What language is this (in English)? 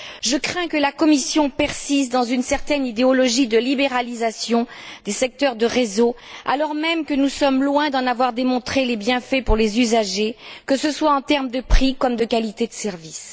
French